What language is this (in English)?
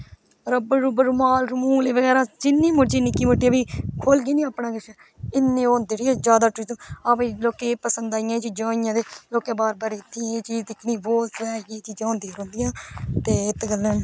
Dogri